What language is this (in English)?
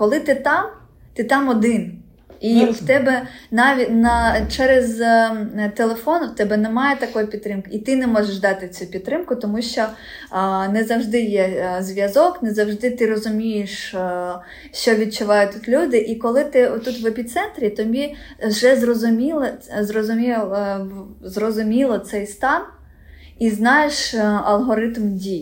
Ukrainian